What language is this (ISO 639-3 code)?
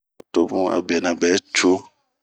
bmq